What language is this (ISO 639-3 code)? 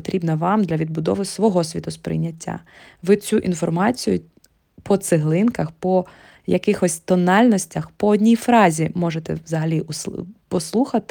ukr